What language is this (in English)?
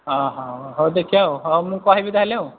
Odia